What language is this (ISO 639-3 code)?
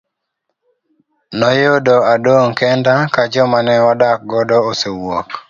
luo